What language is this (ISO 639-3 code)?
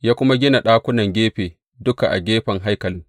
hau